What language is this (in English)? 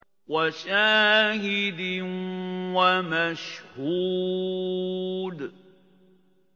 Arabic